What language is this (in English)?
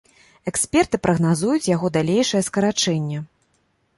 Belarusian